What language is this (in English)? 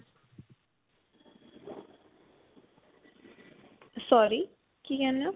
Punjabi